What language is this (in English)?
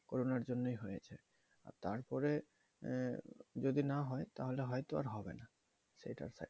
Bangla